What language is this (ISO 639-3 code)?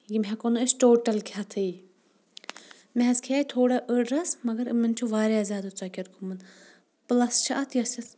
kas